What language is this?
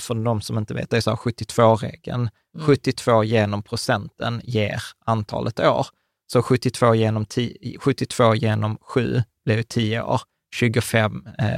Swedish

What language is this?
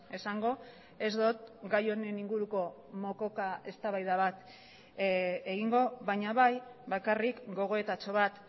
Basque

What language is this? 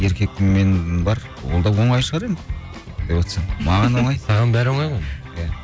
Kazakh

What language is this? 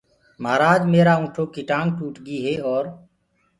Gurgula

